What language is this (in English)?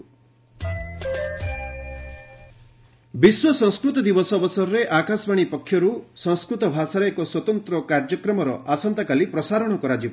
Odia